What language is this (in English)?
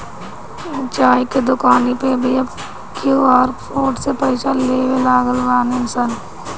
Bhojpuri